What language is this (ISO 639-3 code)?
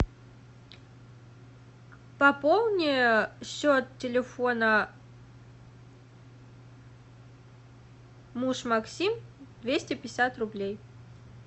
rus